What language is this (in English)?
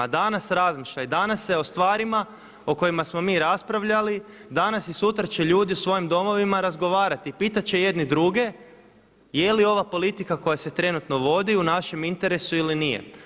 Croatian